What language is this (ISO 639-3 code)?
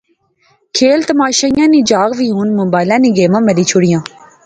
phr